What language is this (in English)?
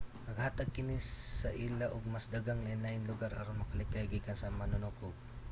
Cebuano